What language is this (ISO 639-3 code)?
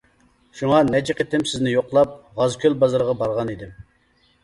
uig